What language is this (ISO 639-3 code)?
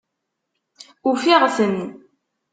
kab